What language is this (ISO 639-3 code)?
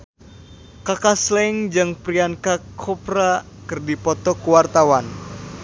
sun